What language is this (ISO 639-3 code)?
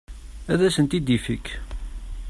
kab